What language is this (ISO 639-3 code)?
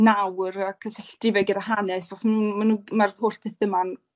cym